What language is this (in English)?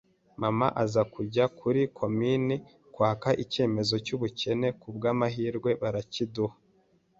Kinyarwanda